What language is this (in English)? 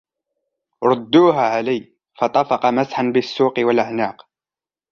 Arabic